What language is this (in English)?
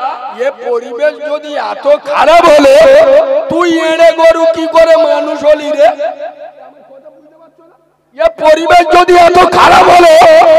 Arabic